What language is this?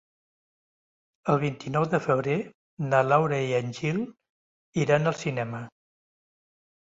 Catalan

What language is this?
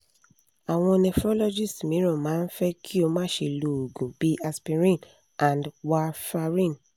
Yoruba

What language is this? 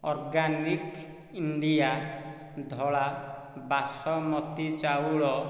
Odia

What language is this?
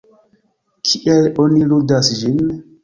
Esperanto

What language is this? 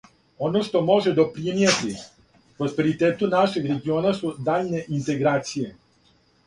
Serbian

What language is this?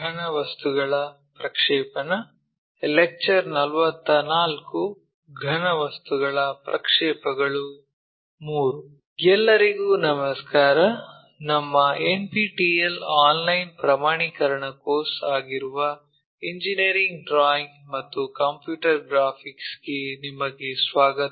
Kannada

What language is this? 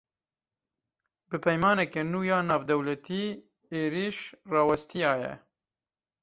Kurdish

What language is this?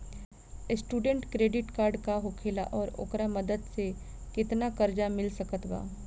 Bhojpuri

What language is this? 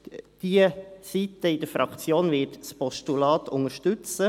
Swiss German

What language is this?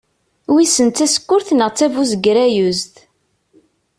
Kabyle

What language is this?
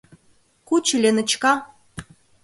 Mari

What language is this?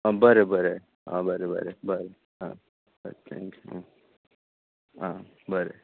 Konkani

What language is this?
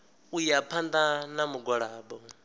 Venda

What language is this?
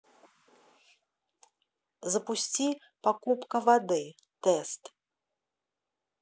Russian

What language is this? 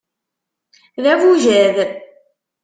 Kabyle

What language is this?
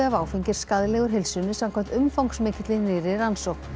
Icelandic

